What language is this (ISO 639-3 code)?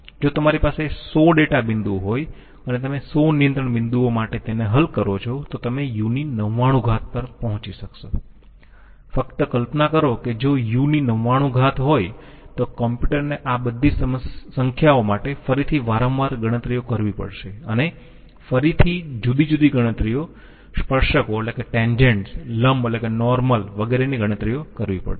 guj